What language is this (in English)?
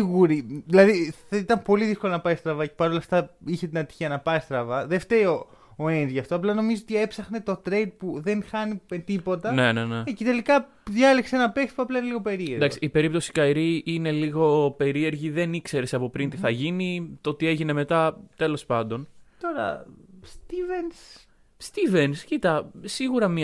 Greek